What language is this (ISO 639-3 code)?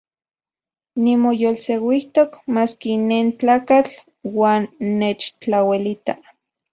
ncx